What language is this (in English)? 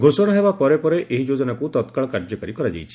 Odia